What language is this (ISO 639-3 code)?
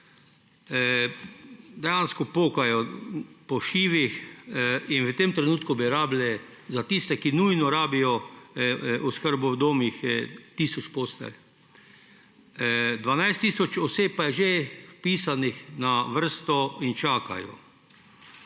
slv